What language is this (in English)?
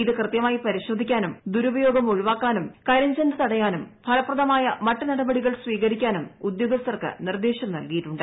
Malayalam